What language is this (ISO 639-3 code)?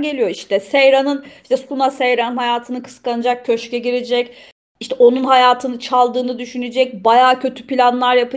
tur